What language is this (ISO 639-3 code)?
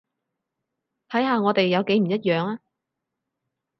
yue